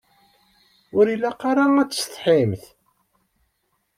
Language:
Kabyle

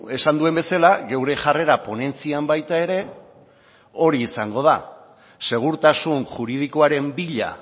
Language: Basque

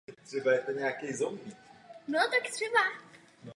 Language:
Czech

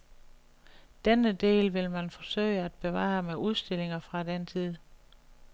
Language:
Danish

